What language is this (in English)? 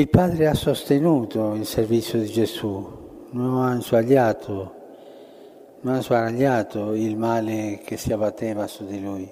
Italian